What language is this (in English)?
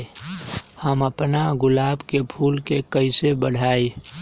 Magahi